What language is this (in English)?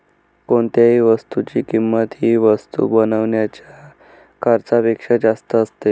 Marathi